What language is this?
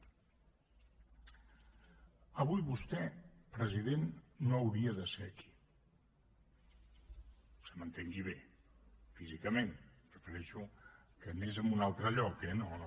Catalan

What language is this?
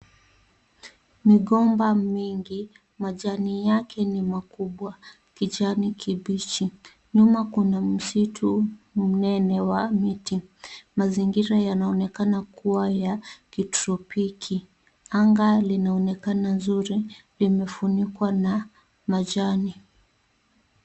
Swahili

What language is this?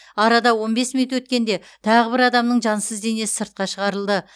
Kazakh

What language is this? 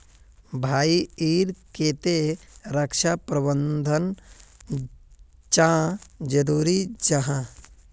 Magahi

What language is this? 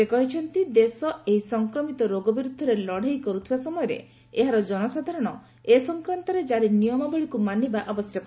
Odia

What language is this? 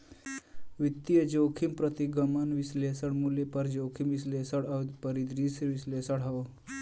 Bhojpuri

